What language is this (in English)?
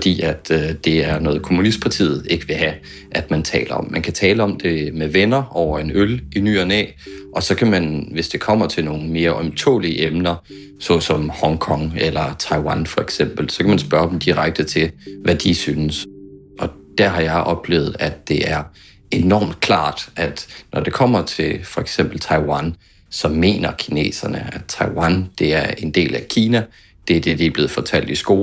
Danish